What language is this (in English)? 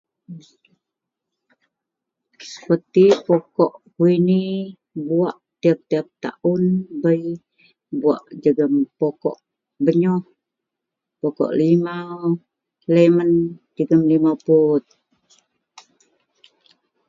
Central Melanau